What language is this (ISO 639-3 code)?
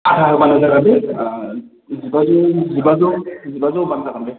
brx